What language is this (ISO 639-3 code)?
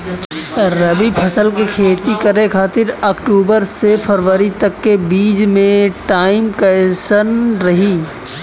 bho